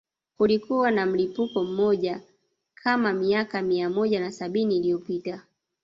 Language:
Swahili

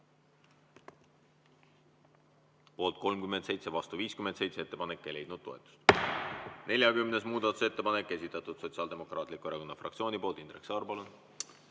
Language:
Estonian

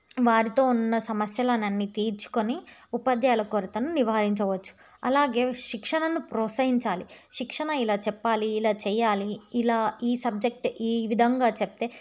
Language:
Telugu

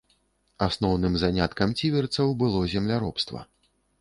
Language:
Belarusian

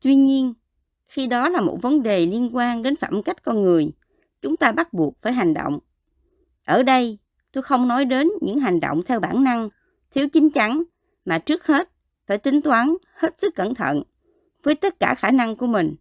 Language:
Vietnamese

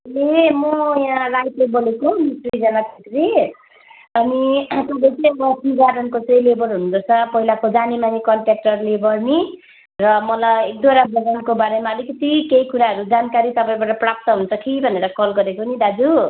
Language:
Nepali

